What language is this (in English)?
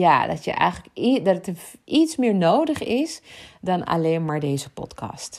Dutch